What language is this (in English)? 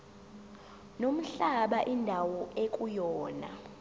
Zulu